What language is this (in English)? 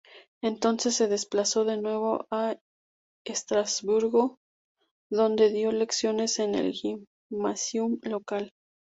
Spanish